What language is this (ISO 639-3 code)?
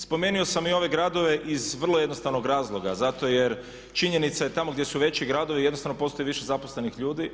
hrv